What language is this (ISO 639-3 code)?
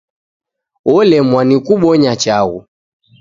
dav